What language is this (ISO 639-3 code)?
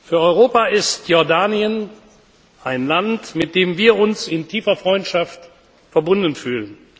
deu